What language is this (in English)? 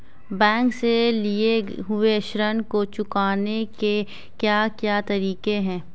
Hindi